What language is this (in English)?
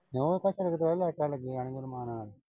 Punjabi